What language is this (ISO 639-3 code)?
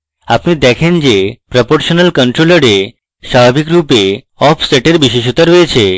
ben